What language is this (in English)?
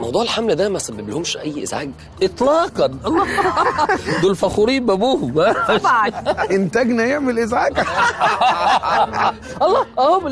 Arabic